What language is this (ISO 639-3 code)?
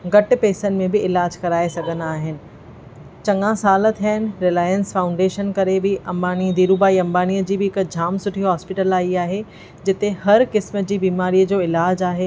snd